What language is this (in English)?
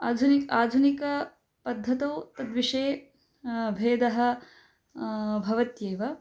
Sanskrit